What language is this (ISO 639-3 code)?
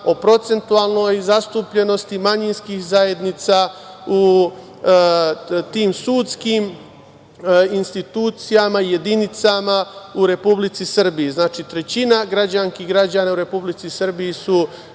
srp